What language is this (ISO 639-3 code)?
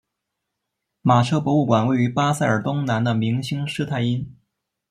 zho